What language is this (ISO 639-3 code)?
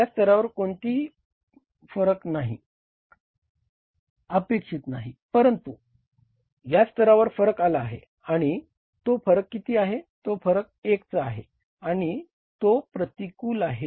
mar